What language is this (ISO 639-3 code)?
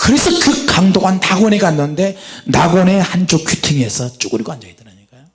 kor